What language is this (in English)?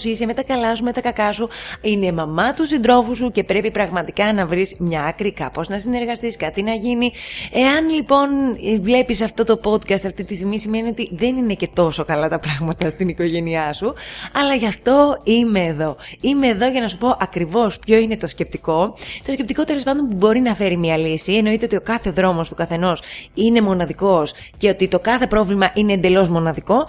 Greek